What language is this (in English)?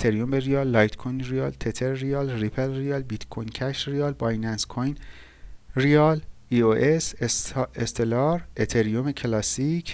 Persian